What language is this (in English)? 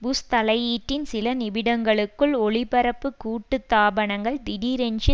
Tamil